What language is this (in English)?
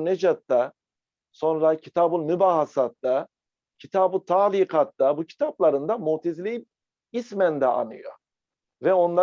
Turkish